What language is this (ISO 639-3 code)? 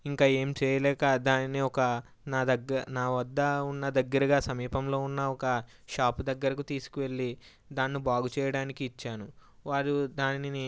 tel